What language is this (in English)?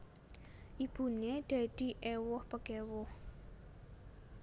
Javanese